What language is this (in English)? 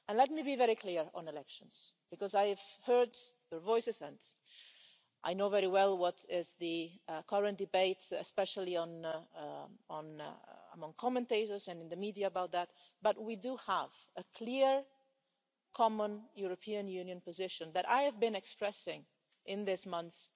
English